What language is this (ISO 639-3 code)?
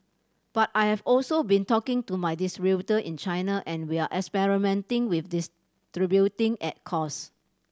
eng